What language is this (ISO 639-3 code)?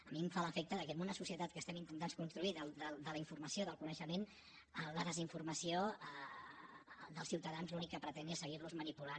cat